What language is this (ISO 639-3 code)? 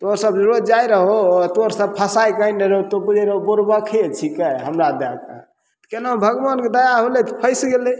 mai